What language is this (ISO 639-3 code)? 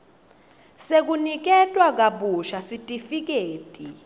ssw